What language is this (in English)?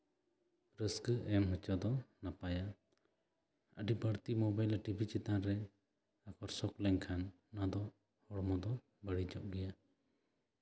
Santali